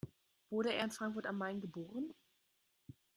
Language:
German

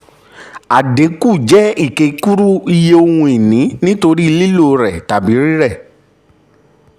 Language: Yoruba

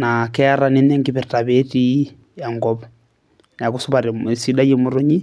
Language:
Masai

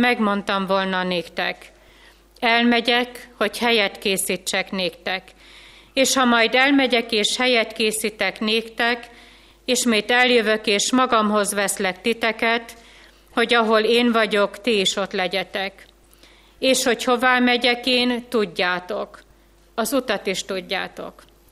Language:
Hungarian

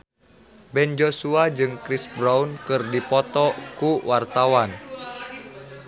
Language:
Sundanese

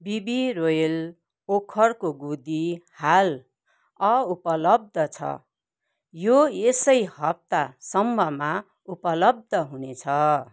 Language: Nepali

